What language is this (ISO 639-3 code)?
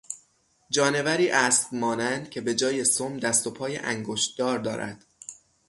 fas